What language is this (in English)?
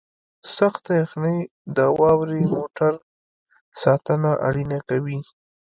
Pashto